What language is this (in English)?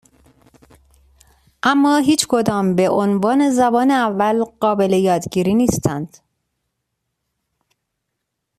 Persian